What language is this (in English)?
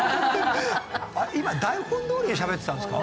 Japanese